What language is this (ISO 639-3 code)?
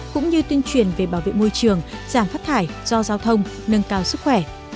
vie